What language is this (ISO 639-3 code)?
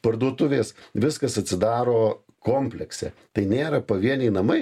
lit